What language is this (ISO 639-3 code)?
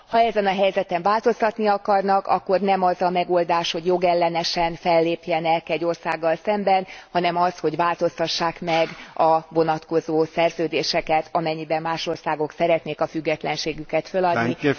hun